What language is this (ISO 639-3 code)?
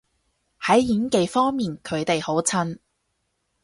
yue